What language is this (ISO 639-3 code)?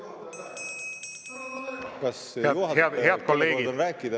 est